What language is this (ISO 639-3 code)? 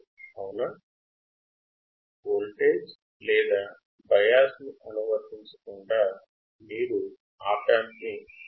tel